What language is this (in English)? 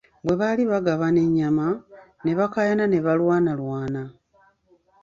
Ganda